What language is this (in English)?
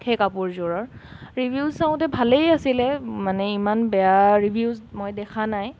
Assamese